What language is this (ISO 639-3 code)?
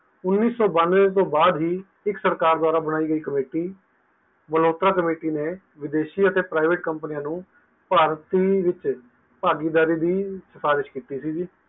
pan